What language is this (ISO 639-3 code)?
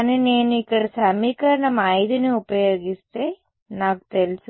tel